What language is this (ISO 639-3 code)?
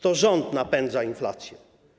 pol